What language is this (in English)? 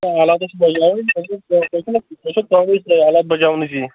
Kashmiri